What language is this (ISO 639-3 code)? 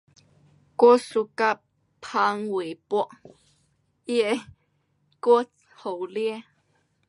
cpx